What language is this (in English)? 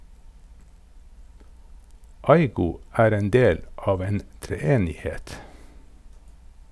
Norwegian